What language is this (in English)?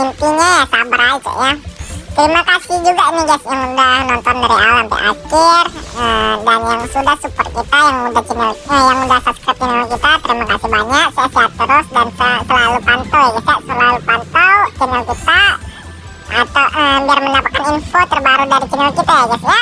Indonesian